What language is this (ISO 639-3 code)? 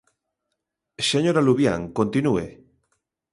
glg